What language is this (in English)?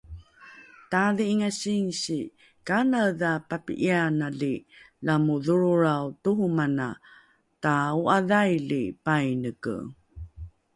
Rukai